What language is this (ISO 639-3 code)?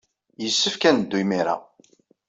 kab